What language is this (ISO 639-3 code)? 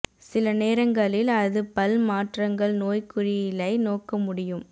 tam